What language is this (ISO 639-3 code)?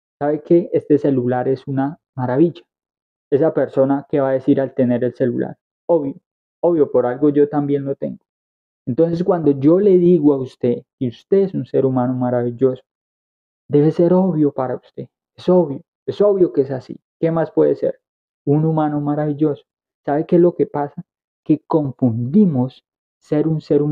spa